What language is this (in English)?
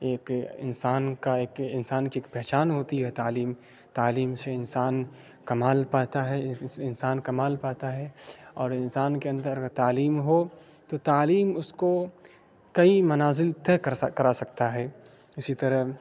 Urdu